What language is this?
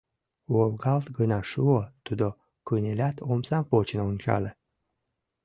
Mari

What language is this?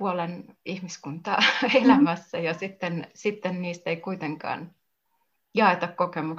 Finnish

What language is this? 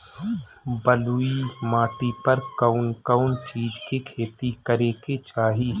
Bhojpuri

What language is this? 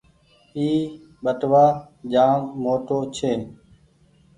Goaria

